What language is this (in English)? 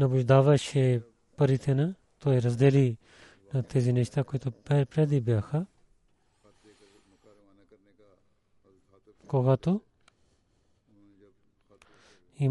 Bulgarian